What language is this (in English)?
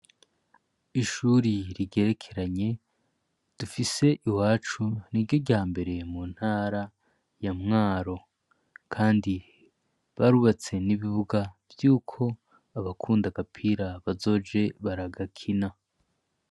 Rundi